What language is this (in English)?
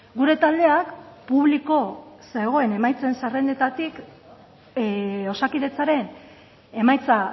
Basque